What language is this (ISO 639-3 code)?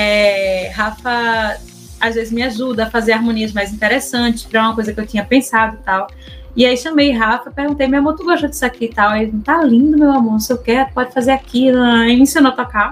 por